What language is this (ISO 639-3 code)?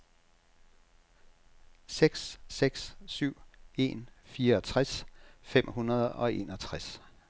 dan